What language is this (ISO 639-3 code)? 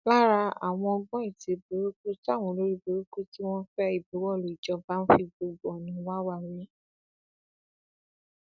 yor